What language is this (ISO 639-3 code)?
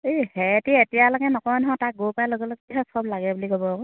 asm